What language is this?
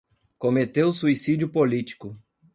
Portuguese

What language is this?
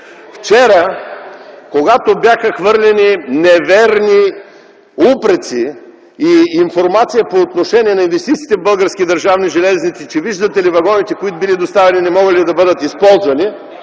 Bulgarian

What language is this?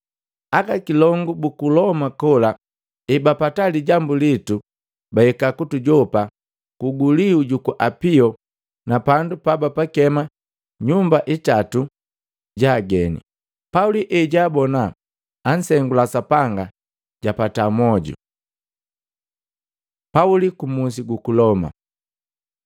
Matengo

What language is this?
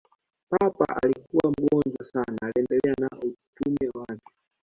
Swahili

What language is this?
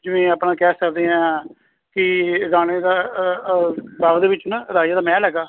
Punjabi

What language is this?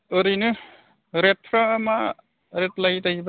Bodo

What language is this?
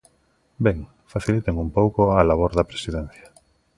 Galician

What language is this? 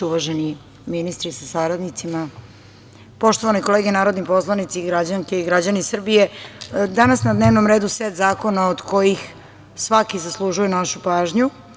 Serbian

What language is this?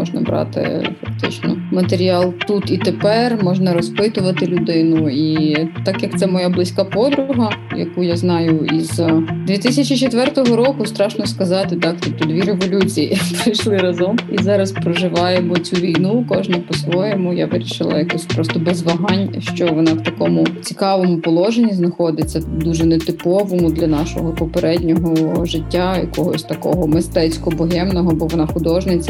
Ukrainian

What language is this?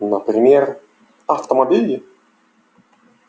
Russian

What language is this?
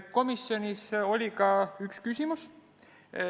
Estonian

